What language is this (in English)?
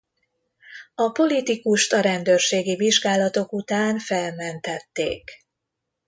Hungarian